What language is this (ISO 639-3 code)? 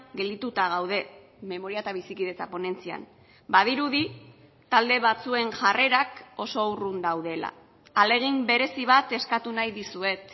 eus